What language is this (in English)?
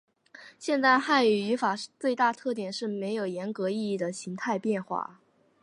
Chinese